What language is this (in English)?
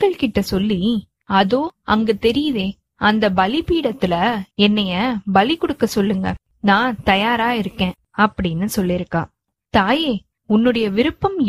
Tamil